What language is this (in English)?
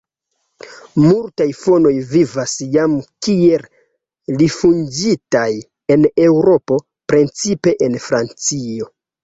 Esperanto